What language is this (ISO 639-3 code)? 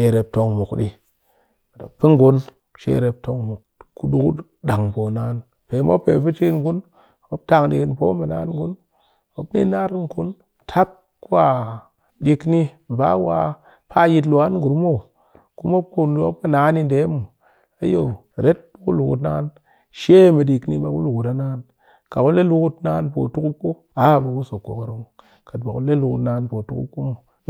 cky